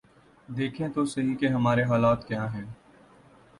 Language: Urdu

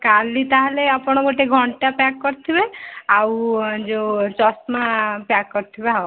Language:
Odia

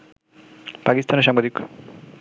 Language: Bangla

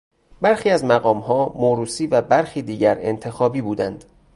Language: Persian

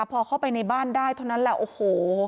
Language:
Thai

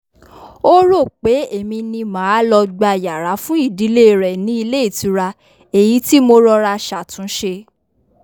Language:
Yoruba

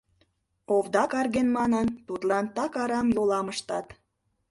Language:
Mari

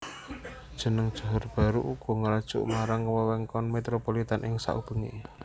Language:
Javanese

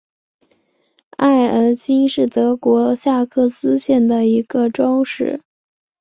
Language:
Chinese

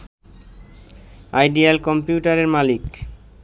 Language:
Bangla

